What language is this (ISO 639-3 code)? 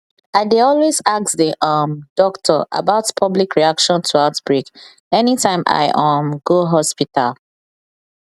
pcm